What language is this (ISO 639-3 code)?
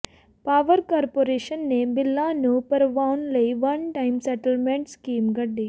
pan